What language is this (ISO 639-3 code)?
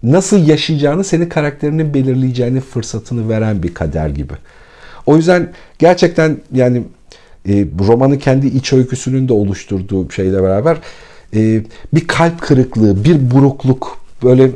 tur